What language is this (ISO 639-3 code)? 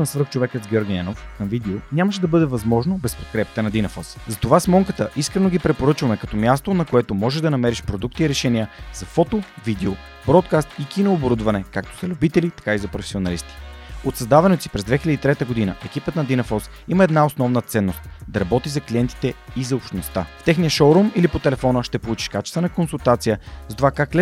bul